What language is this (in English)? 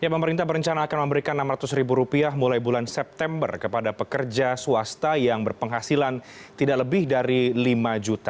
Indonesian